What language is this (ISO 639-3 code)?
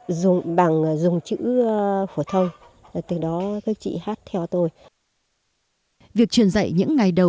vie